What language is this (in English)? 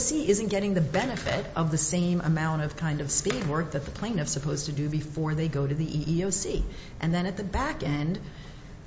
English